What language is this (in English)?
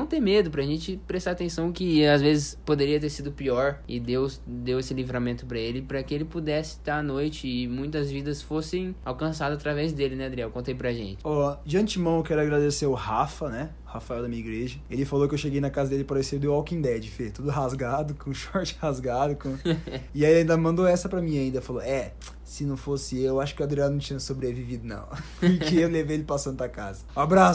Portuguese